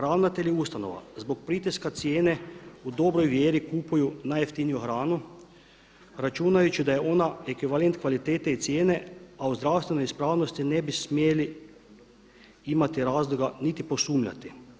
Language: Croatian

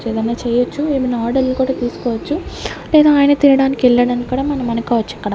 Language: Telugu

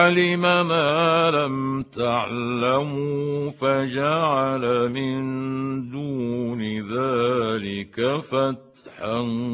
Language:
Arabic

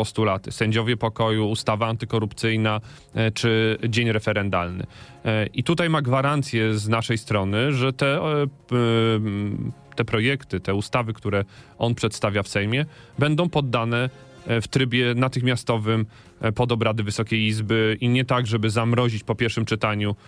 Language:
Polish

